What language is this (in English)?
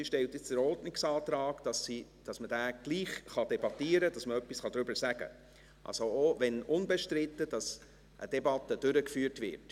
Swiss German